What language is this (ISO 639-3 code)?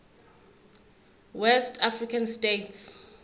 zul